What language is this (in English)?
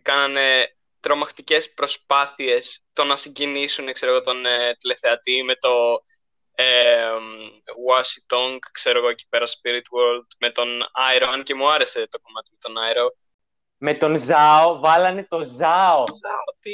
Greek